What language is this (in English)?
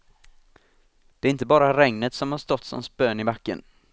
Swedish